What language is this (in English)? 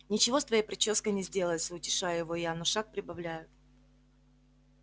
Russian